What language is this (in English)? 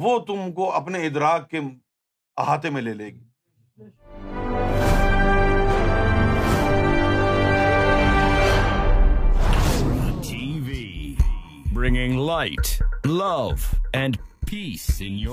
Urdu